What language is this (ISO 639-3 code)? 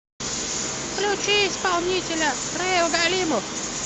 rus